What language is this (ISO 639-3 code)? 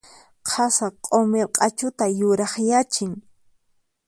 qxp